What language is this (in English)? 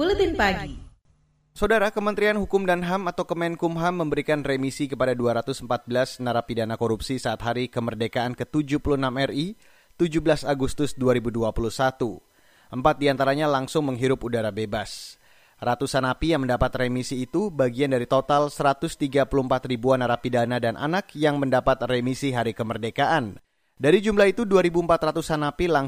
Indonesian